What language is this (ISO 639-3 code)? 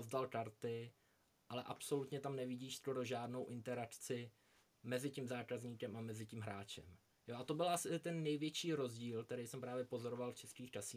ces